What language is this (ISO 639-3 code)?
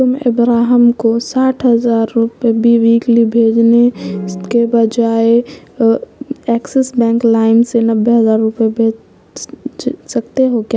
urd